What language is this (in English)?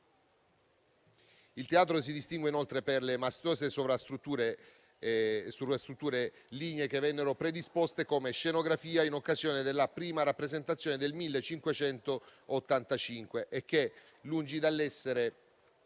Italian